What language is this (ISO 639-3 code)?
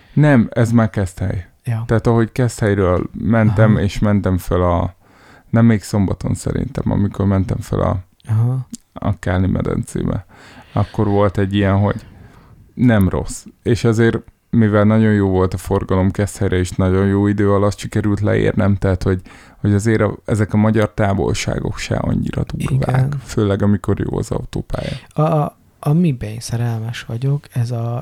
hun